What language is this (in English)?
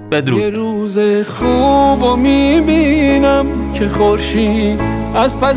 Persian